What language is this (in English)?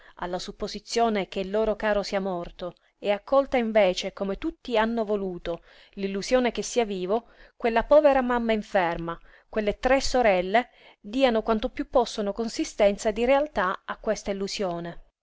Italian